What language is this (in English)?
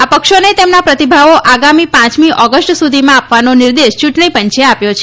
Gujarati